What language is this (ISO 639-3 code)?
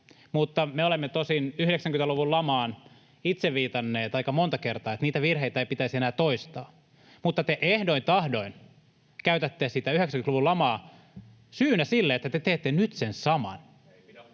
fin